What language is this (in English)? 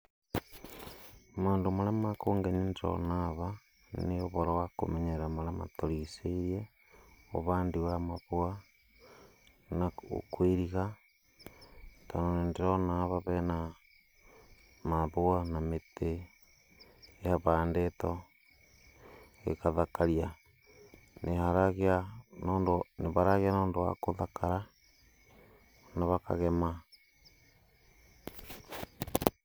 Kikuyu